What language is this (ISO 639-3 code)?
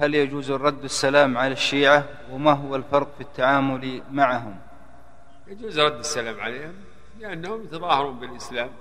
ara